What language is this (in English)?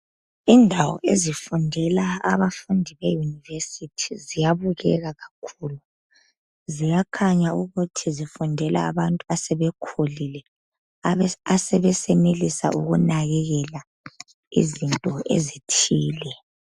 North Ndebele